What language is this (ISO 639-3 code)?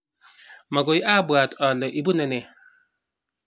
kln